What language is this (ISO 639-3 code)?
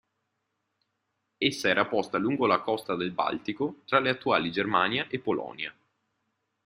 ita